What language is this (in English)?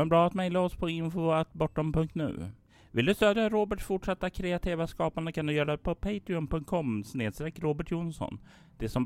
Swedish